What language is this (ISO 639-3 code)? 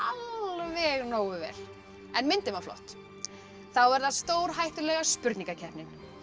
isl